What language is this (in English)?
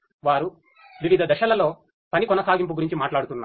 Telugu